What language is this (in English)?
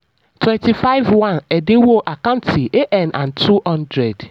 Yoruba